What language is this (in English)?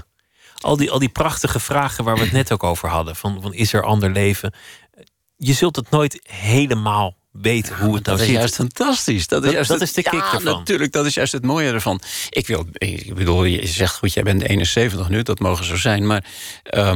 Dutch